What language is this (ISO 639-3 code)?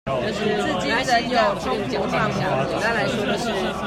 zho